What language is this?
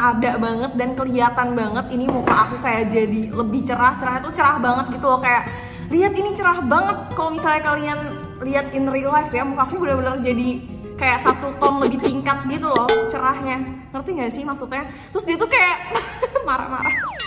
Indonesian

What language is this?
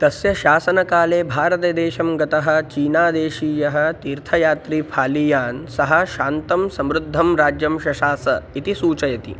Sanskrit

